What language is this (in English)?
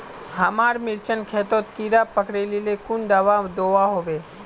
Magahi